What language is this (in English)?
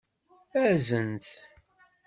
Kabyle